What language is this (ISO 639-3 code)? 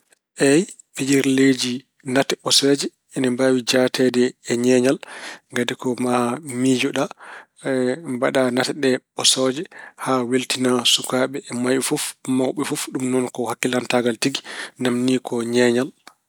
ful